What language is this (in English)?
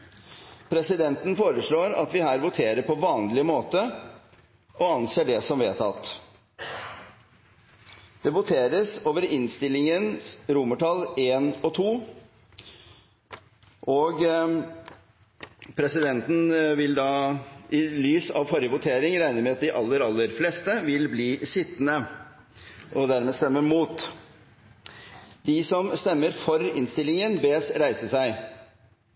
Norwegian Nynorsk